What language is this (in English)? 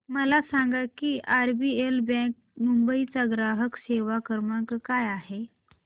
Marathi